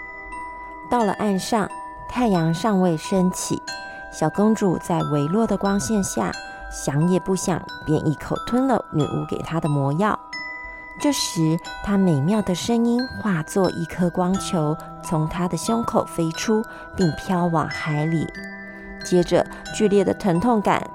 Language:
Chinese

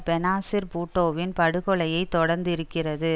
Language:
Tamil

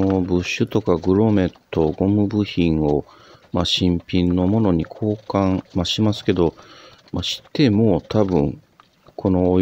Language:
Japanese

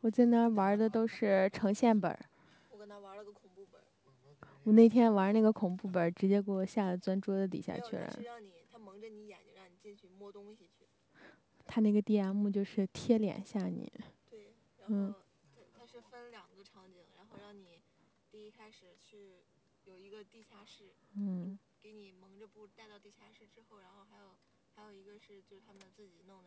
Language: Chinese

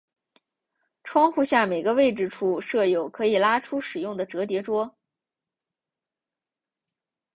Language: Chinese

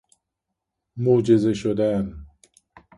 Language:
Persian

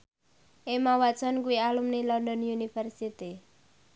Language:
Javanese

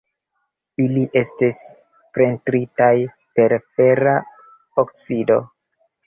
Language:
Esperanto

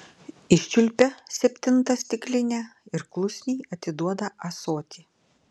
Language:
Lithuanian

